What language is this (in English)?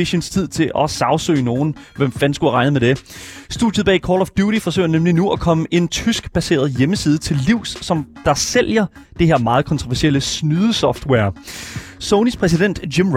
Danish